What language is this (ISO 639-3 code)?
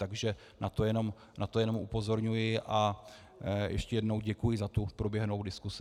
ces